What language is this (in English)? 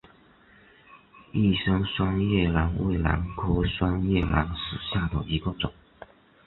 Chinese